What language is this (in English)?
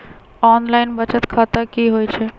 Magahi